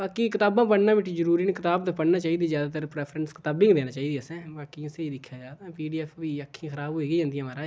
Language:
Dogri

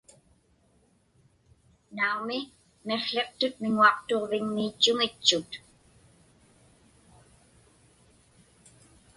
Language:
Inupiaq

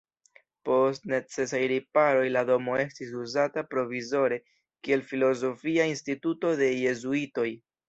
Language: Esperanto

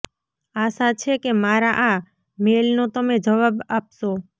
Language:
Gujarati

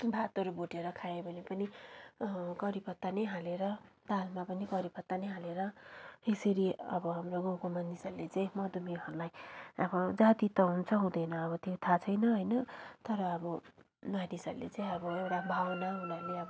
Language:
Nepali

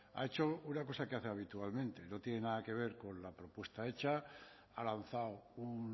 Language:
Spanish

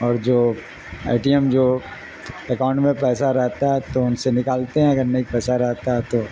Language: Urdu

